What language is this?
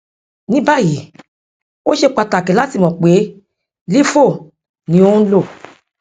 Yoruba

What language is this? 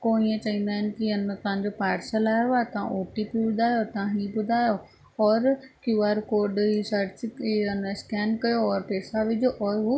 Sindhi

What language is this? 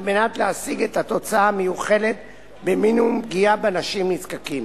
Hebrew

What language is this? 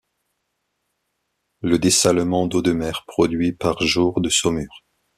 French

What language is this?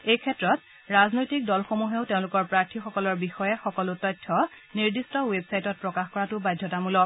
Assamese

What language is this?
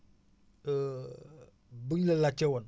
Wolof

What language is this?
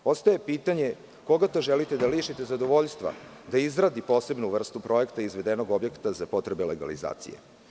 Serbian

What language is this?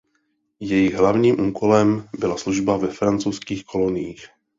Czech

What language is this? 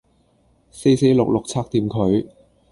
Cantonese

